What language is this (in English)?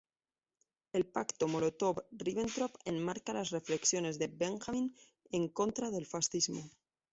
Spanish